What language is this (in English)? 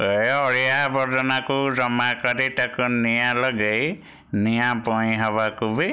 Odia